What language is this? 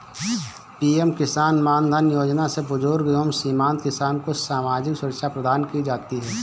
Hindi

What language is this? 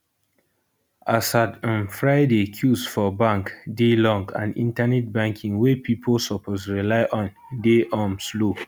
Nigerian Pidgin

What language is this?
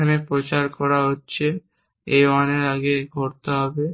Bangla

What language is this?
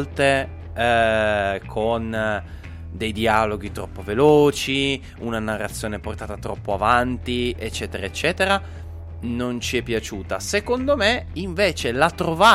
Italian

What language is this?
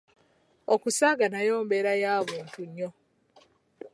Ganda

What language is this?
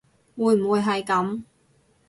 Cantonese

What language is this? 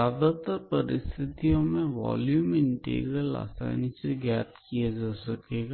Hindi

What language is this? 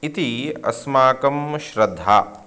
Sanskrit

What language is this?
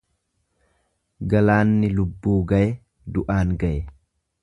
Oromo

